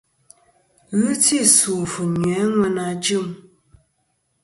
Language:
Kom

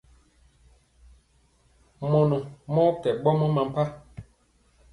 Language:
Mpiemo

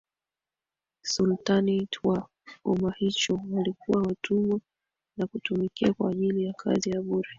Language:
Swahili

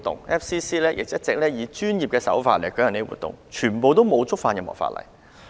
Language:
Cantonese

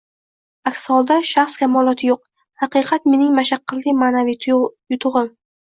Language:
Uzbek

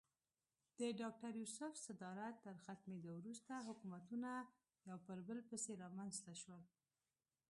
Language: Pashto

